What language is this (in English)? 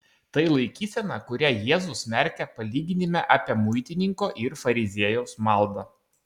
Lithuanian